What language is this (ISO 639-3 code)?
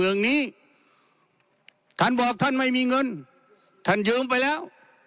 tha